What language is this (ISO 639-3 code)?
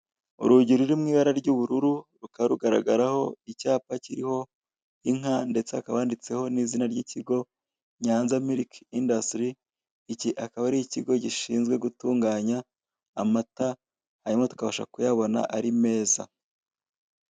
kin